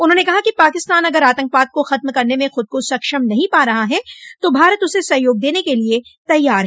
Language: Hindi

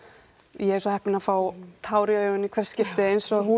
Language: Icelandic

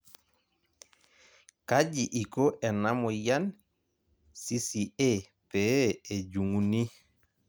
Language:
Masai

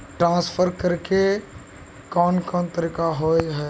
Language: Magahi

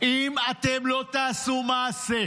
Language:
Hebrew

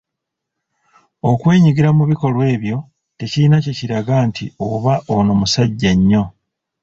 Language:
Ganda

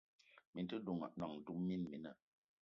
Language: Eton (Cameroon)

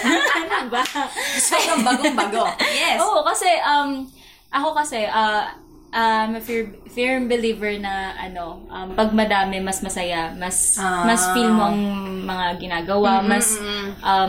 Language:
Filipino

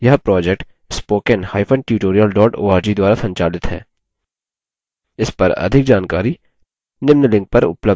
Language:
Hindi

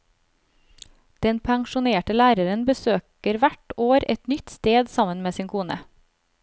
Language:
Norwegian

